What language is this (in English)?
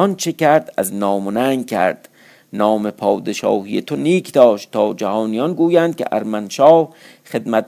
Persian